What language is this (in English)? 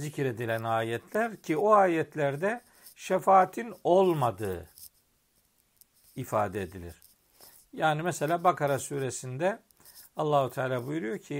Turkish